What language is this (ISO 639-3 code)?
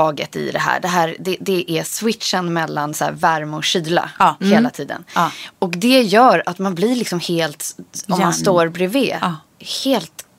swe